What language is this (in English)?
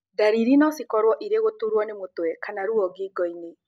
Kikuyu